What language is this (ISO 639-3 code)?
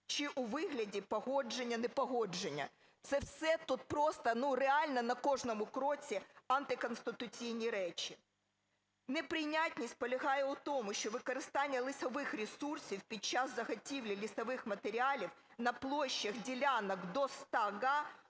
ukr